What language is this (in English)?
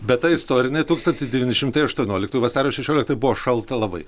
Lithuanian